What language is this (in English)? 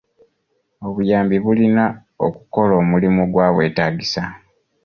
Ganda